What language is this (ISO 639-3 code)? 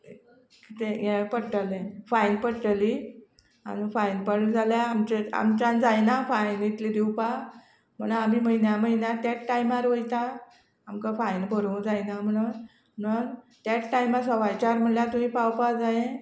kok